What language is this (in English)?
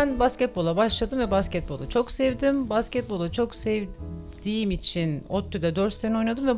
Turkish